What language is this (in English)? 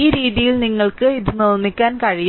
Malayalam